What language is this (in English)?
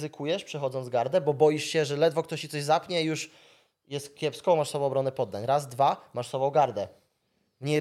Polish